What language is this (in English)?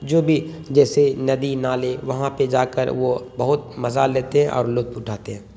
Urdu